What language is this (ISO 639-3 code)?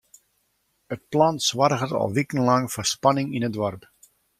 fry